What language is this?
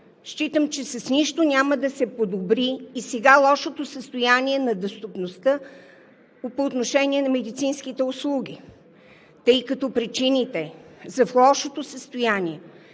Bulgarian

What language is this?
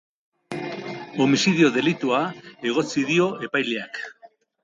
Basque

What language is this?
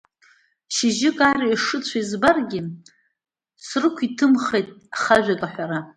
Abkhazian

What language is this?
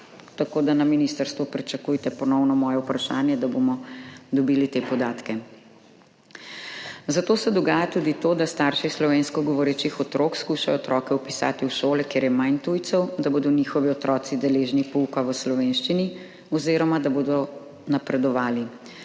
Slovenian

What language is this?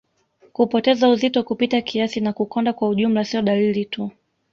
Swahili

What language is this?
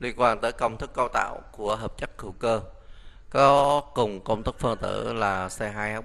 Vietnamese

